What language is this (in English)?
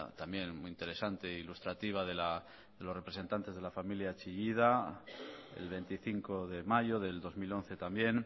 Spanish